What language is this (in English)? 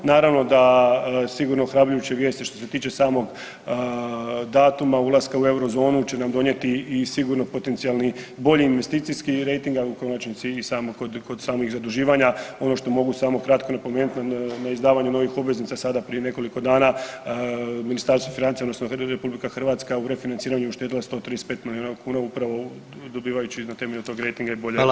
Croatian